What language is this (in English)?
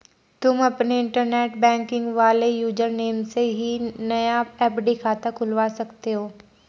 Hindi